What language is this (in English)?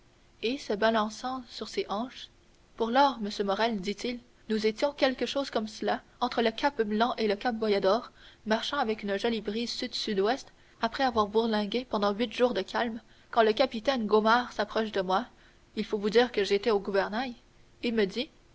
French